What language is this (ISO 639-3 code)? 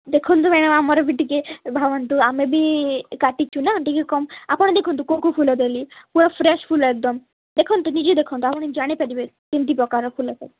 ori